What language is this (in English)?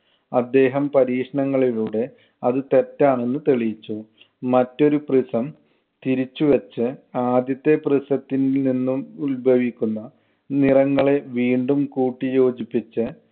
Malayalam